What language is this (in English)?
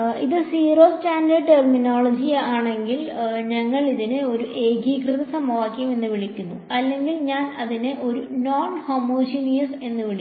Malayalam